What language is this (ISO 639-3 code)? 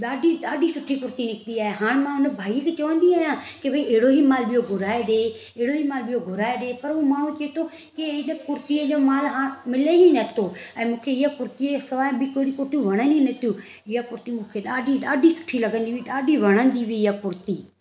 snd